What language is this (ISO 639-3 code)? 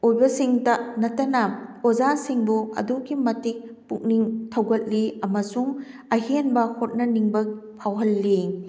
mni